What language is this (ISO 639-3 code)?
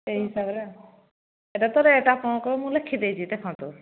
ori